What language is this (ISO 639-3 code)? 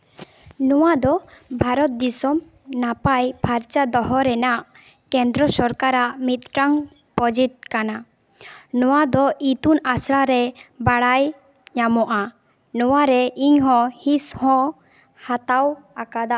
sat